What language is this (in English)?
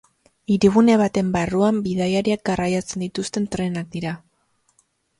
Basque